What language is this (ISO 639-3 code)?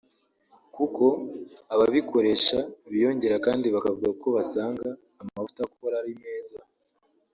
kin